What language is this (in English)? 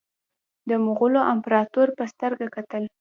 Pashto